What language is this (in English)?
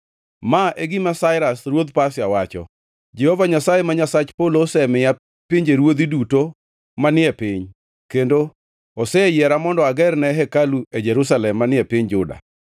Luo (Kenya and Tanzania)